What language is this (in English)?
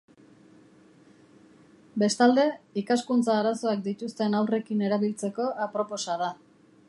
Basque